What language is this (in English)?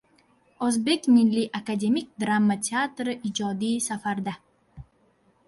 Uzbek